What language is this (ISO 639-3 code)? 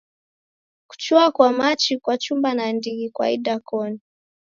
dav